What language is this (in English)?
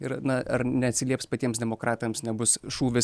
Lithuanian